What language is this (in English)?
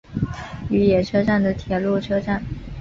Chinese